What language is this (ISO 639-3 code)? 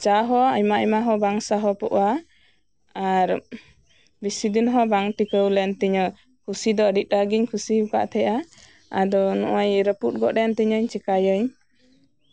sat